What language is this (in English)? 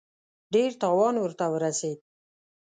Pashto